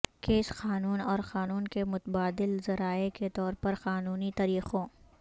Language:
Urdu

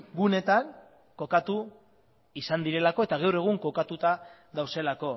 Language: Basque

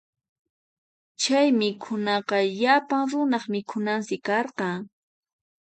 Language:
Puno Quechua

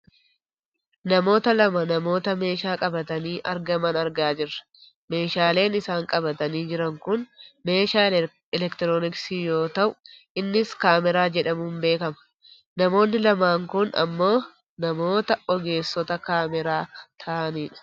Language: Oromo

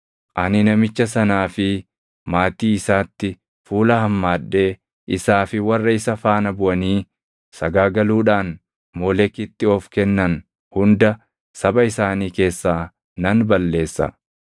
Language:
Oromo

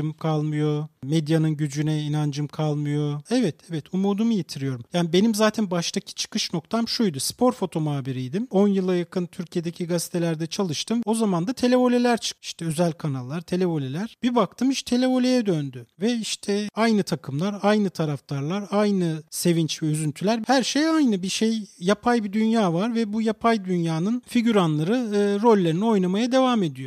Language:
Turkish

